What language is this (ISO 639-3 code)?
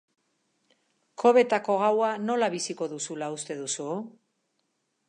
eus